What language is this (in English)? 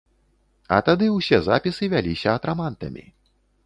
Belarusian